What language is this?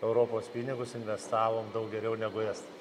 Lithuanian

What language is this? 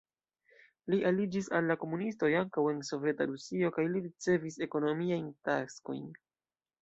Esperanto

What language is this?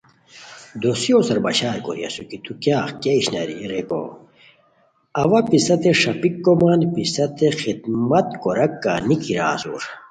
Khowar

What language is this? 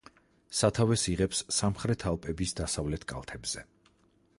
Georgian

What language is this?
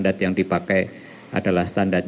Indonesian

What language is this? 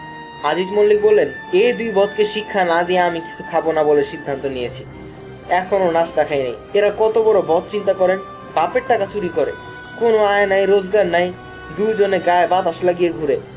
Bangla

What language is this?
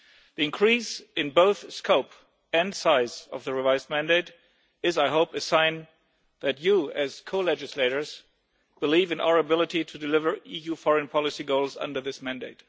English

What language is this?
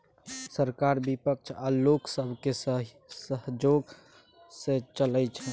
Maithili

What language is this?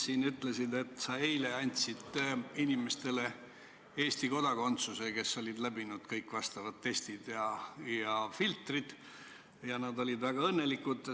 Estonian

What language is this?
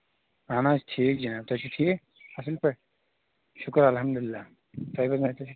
Kashmiri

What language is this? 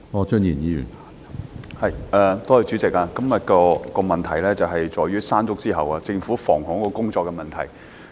Cantonese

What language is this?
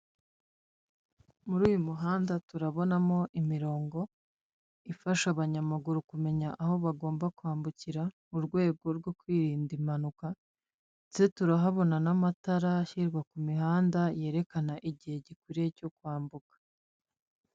Kinyarwanda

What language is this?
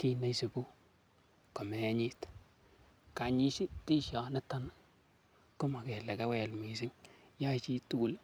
Kalenjin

